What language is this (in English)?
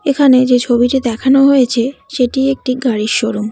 Bangla